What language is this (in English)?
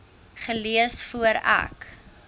Afrikaans